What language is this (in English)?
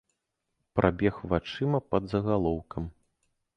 Belarusian